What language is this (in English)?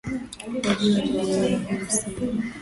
Swahili